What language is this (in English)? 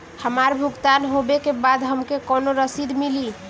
Bhojpuri